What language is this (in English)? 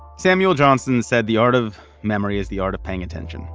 English